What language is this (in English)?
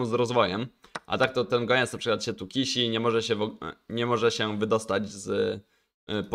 Polish